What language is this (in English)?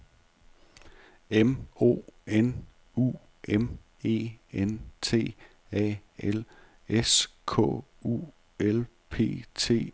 Danish